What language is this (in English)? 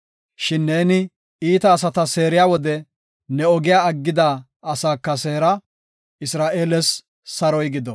Gofa